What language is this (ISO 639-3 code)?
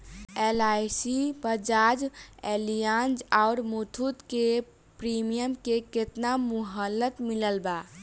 bho